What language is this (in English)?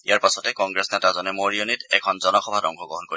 Assamese